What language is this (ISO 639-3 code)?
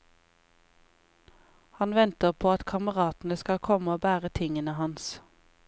nor